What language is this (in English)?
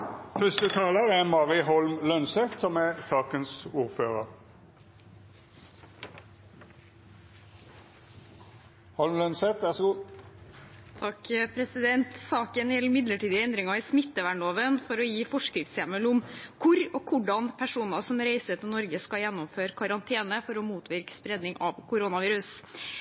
Norwegian Bokmål